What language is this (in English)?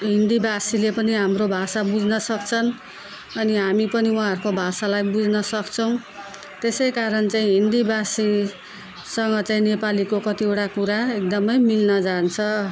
Nepali